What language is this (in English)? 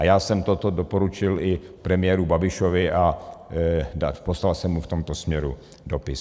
Czech